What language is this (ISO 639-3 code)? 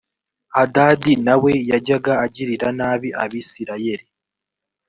kin